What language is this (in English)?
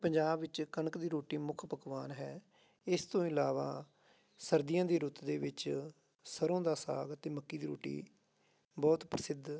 Punjabi